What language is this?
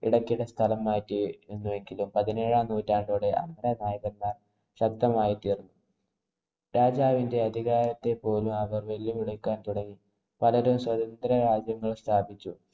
Malayalam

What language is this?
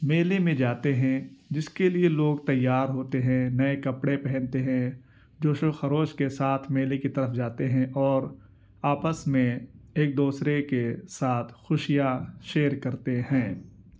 Urdu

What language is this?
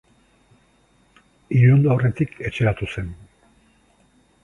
Basque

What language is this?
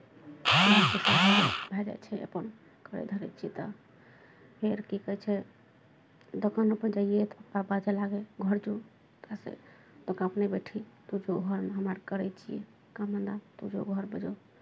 Maithili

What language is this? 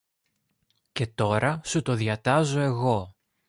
Greek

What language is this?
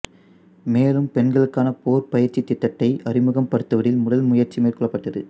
Tamil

